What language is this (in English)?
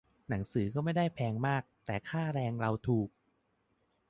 Thai